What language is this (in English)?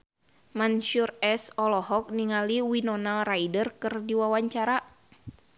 Sundanese